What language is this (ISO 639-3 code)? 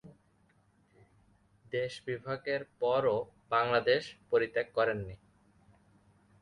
ben